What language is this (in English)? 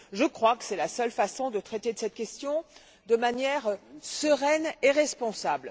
French